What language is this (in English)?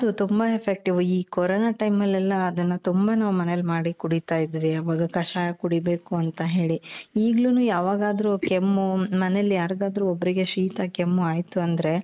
Kannada